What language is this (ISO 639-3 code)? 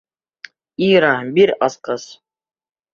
bak